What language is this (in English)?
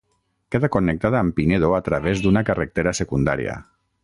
Catalan